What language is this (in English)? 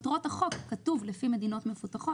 Hebrew